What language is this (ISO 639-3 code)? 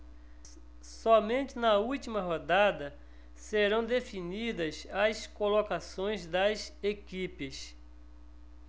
por